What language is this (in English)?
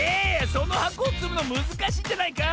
Japanese